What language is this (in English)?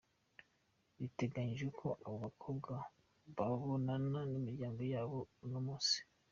Kinyarwanda